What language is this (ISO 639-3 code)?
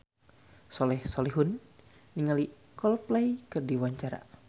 sun